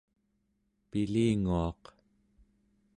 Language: Central Yupik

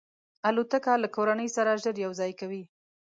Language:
Pashto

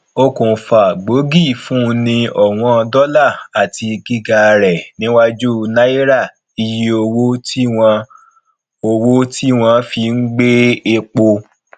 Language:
Yoruba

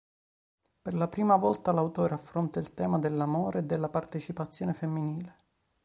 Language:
Italian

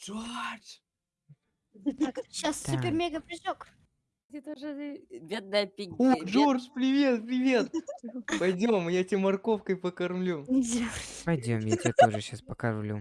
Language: Russian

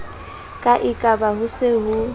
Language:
Southern Sotho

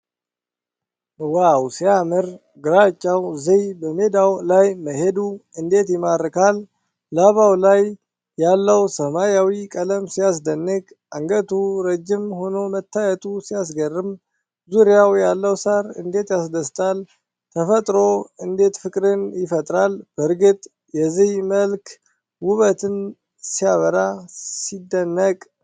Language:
Amharic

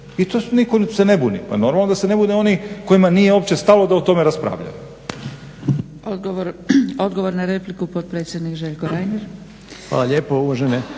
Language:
Croatian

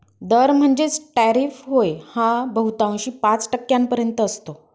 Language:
Marathi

